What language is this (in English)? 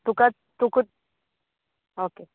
Konkani